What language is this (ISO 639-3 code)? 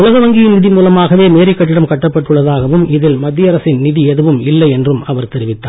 tam